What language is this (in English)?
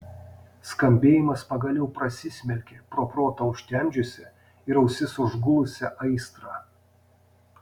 Lithuanian